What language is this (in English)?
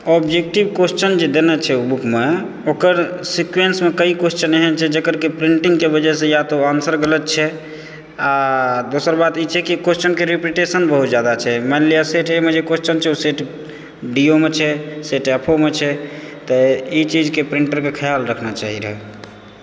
Maithili